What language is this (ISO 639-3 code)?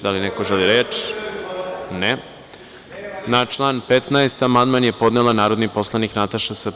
srp